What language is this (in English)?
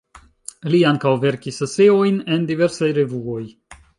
Esperanto